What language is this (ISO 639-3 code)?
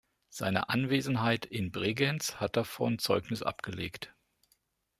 deu